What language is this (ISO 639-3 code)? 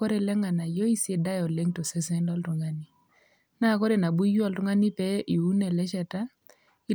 mas